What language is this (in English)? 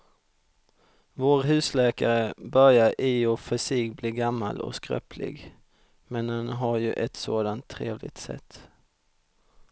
Swedish